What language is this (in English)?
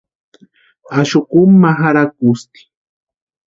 Western Highland Purepecha